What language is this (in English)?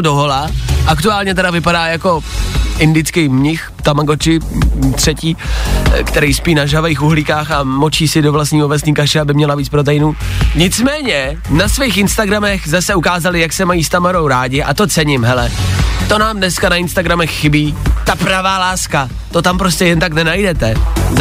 Czech